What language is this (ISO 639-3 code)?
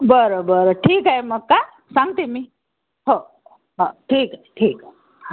mar